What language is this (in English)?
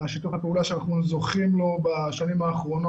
Hebrew